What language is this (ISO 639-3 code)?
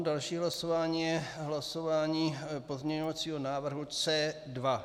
ces